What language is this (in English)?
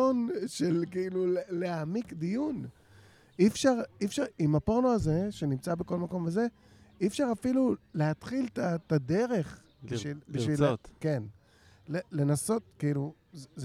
Hebrew